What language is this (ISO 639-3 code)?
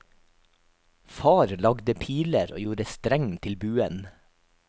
nor